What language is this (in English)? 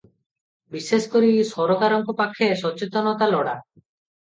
Odia